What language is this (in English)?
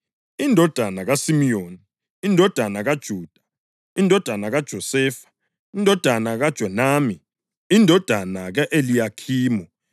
North Ndebele